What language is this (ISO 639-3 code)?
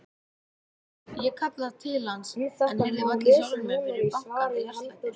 isl